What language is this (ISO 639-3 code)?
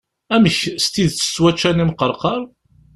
kab